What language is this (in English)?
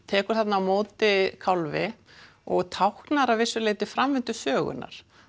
Icelandic